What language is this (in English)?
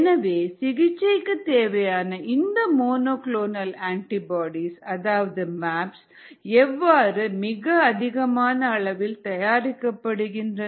Tamil